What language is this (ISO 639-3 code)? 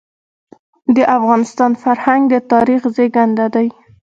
pus